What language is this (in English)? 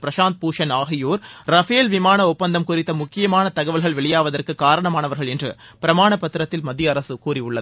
Tamil